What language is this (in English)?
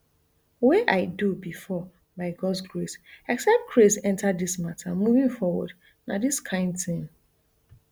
Nigerian Pidgin